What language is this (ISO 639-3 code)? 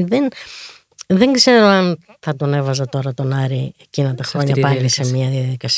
ell